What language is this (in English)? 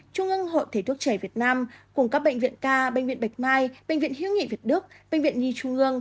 Vietnamese